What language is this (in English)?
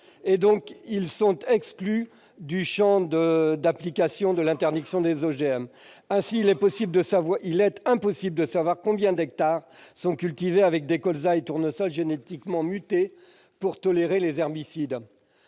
French